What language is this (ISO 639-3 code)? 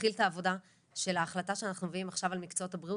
heb